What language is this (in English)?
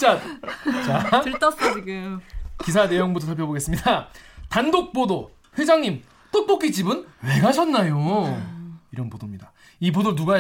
Korean